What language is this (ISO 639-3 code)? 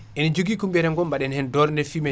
ful